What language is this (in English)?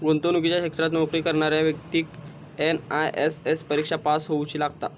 Marathi